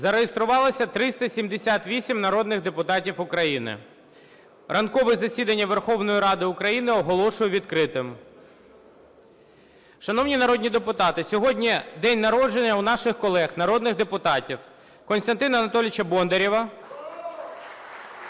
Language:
Ukrainian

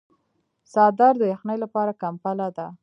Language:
Pashto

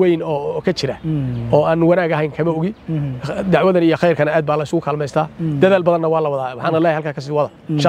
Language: Arabic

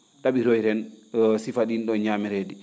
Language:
Fula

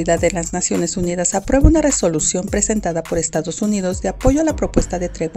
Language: Spanish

